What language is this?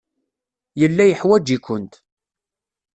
Kabyle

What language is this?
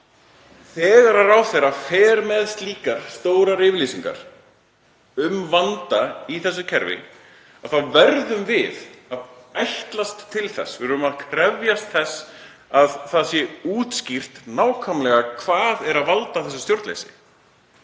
Icelandic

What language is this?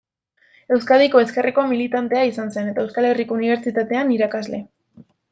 Basque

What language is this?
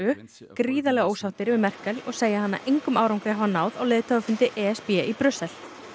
Icelandic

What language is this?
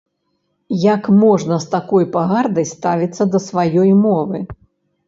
Belarusian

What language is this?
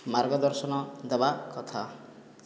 Odia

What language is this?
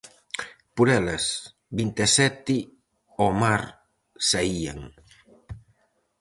Galician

